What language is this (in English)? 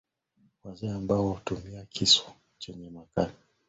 Swahili